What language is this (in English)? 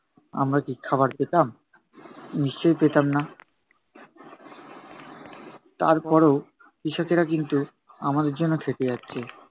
Bangla